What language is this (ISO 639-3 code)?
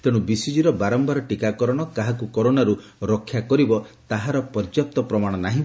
ori